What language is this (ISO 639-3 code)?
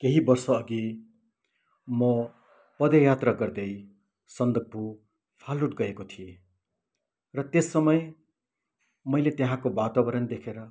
nep